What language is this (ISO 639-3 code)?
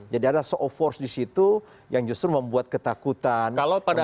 ind